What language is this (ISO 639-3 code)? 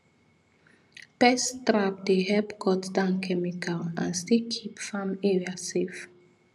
pcm